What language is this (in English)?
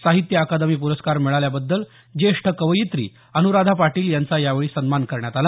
Marathi